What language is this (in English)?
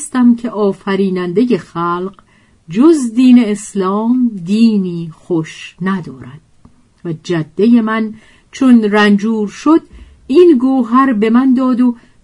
Persian